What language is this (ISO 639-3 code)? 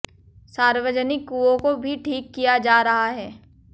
hin